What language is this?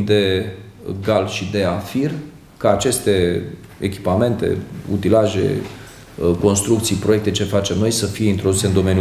Romanian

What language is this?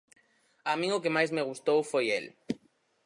Galician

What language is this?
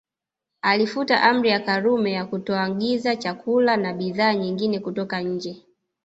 Swahili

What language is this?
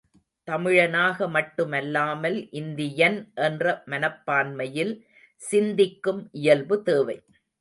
Tamil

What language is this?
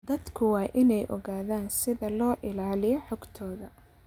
Somali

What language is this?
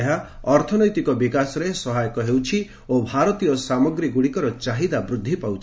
Odia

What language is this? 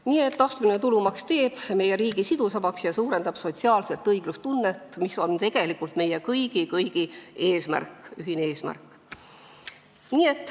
Estonian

